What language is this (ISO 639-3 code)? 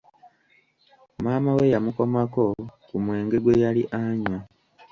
lug